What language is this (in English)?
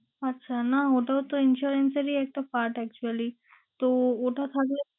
Bangla